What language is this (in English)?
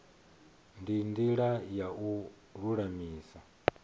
Venda